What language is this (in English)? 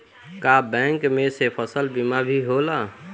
Bhojpuri